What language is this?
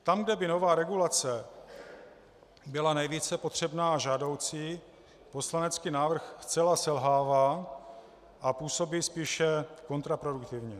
Czech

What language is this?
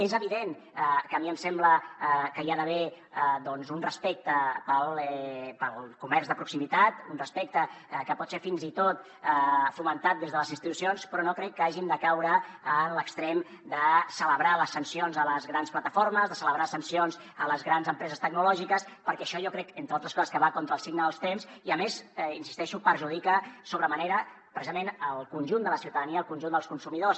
Catalan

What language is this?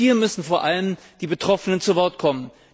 German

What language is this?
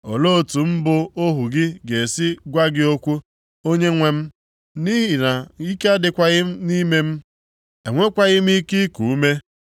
Igbo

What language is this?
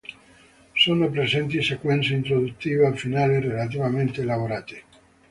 Italian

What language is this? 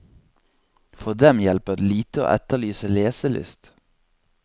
Norwegian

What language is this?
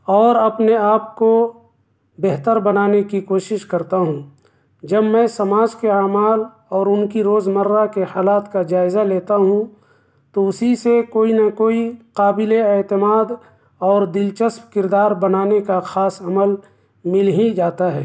Urdu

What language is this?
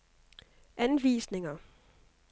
Danish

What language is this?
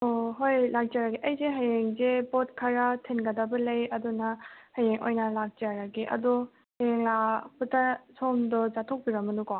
Manipuri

